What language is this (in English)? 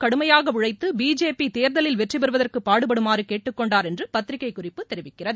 Tamil